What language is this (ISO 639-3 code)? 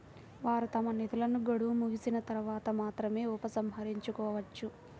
tel